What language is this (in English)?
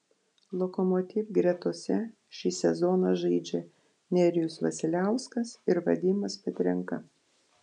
Lithuanian